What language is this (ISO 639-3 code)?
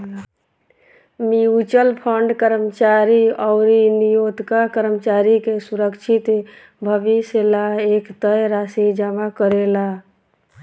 bho